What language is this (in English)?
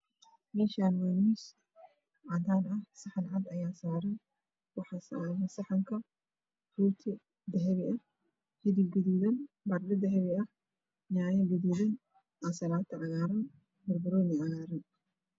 Somali